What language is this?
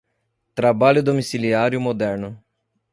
Portuguese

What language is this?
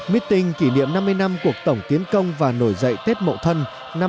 Vietnamese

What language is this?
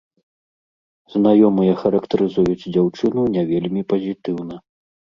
Belarusian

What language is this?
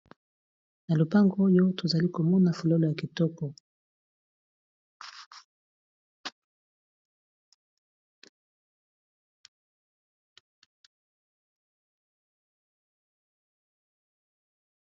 Lingala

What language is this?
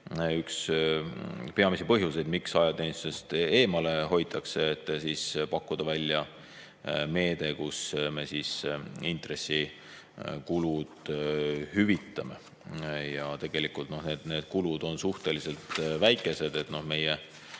Estonian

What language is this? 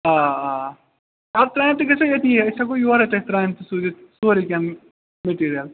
Kashmiri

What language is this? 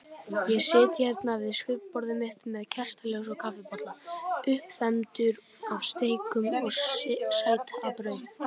Icelandic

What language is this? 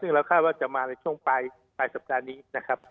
Thai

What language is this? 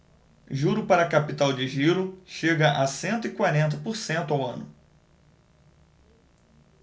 Portuguese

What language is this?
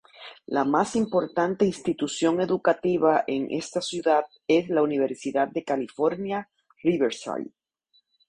Spanish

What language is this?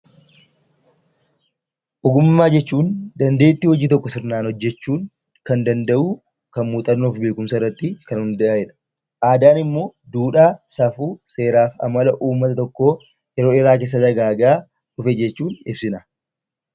Oromo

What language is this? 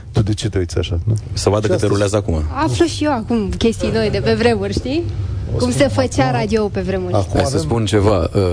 Romanian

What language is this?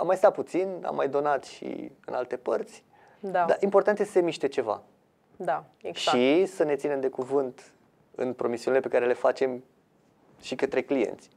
Romanian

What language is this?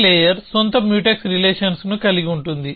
Telugu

